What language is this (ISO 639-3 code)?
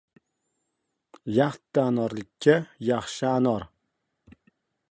uzb